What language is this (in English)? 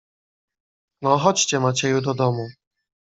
Polish